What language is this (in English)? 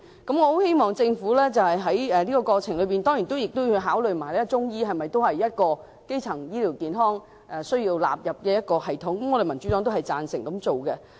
Cantonese